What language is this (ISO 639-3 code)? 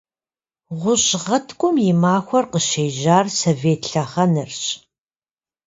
kbd